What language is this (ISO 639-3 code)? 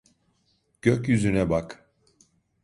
tur